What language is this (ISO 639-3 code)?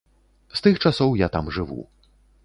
bel